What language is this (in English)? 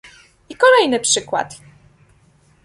Polish